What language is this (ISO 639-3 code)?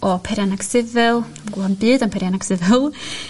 cym